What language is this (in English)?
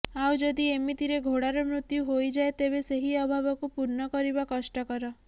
Odia